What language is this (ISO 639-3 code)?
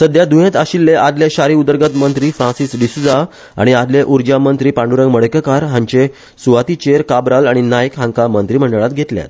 kok